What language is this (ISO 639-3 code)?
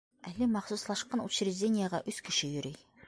bak